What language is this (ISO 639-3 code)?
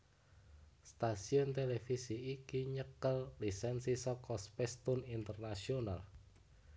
jav